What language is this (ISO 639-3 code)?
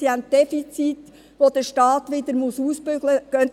gsw